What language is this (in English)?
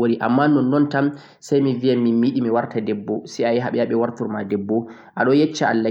Central-Eastern Niger Fulfulde